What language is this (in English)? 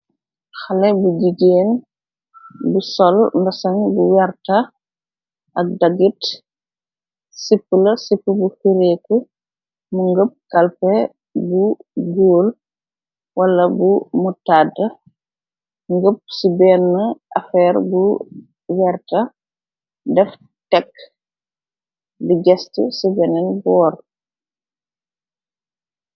Wolof